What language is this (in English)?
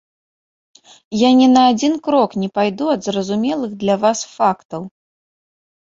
Belarusian